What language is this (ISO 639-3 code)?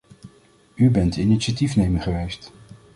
nld